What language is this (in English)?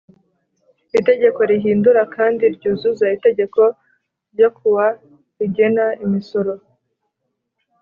Kinyarwanda